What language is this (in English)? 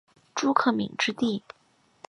Chinese